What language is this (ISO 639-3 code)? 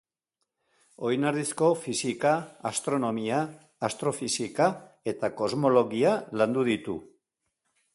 eus